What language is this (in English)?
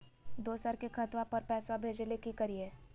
Magahi